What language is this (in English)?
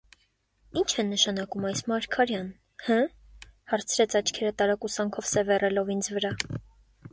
Armenian